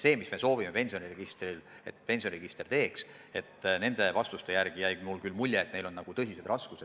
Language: Estonian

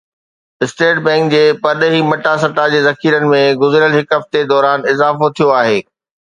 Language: Sindhi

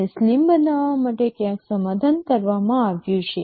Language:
Gujarati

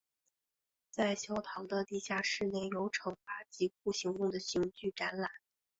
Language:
Chinese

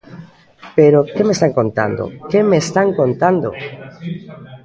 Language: Galician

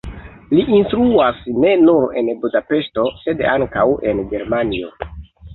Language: Esperanto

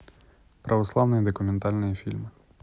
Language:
Russian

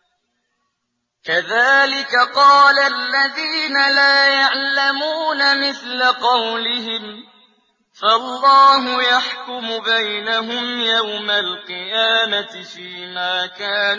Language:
Arabic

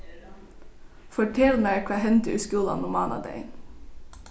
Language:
Faroese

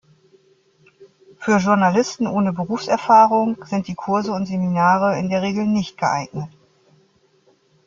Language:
German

